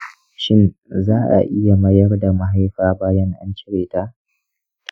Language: Hausa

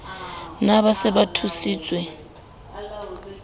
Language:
Southern Sotho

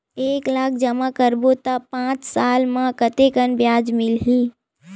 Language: Chhattisgarhi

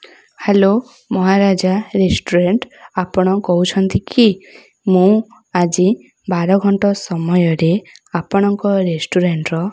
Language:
Odia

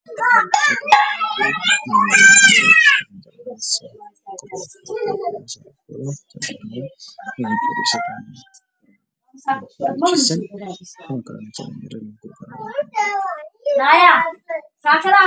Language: Somali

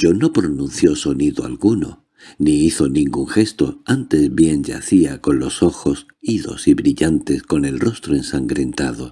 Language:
Spanish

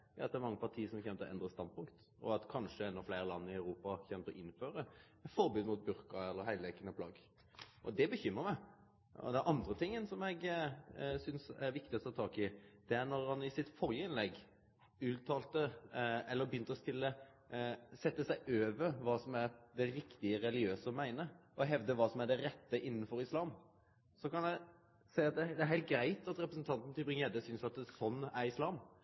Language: Norwegian Nynorsk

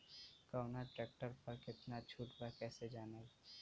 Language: Bhojpuri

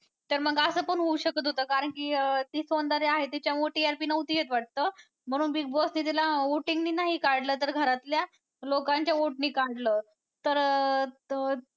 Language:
Marathi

